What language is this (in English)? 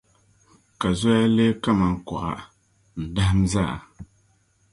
Dagbani